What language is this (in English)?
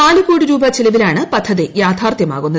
Malayalam